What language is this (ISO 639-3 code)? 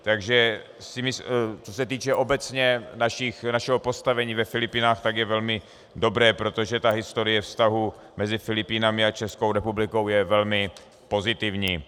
ces